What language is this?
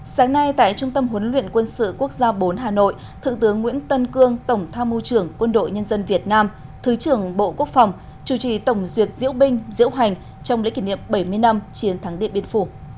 Vietnamese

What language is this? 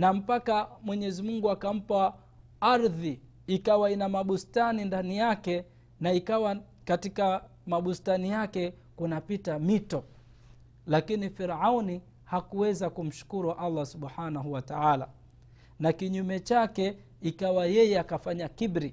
Swahili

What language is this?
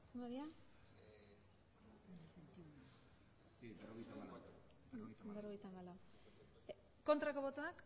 Basque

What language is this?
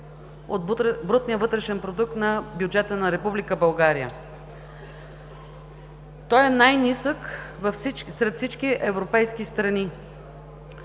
Bulgarian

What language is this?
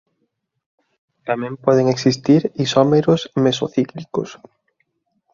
Galician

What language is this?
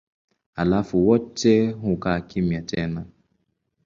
Swahili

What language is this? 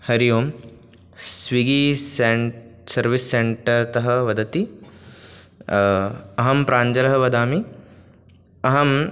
Sanskrit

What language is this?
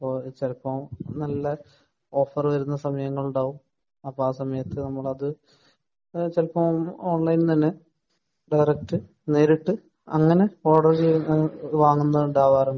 Malayalam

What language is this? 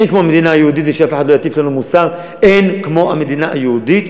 Hebrew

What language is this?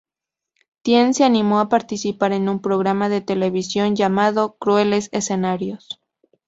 Spanish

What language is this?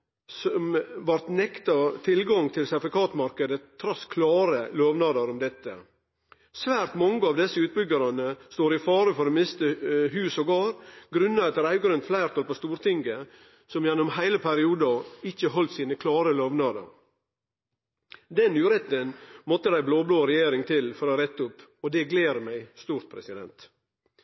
Norwegian Nynorsk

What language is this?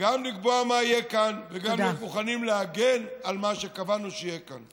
Hebrew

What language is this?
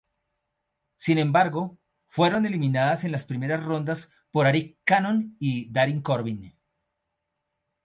Spanish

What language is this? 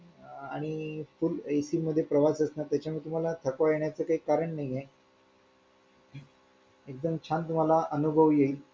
Marathi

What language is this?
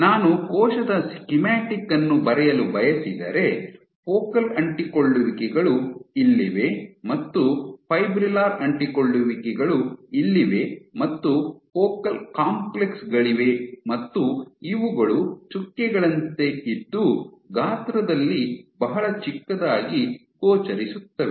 Kannada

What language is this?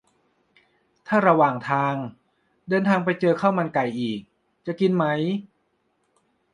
Thai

